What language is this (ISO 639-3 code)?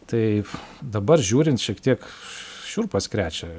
lit